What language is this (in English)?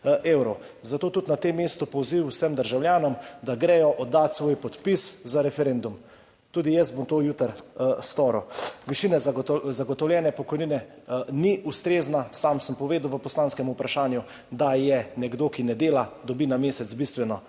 Slovenian